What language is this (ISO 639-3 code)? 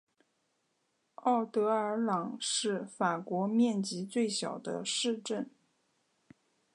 zho